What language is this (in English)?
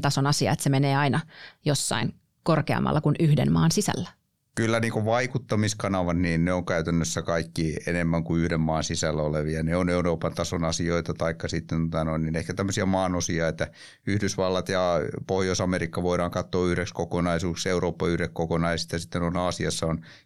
Finnish